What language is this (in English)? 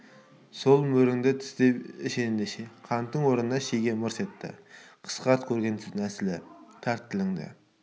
Kazakh